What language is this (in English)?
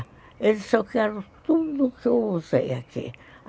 Portuguese